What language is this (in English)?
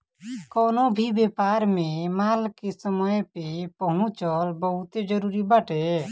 Bhojpuri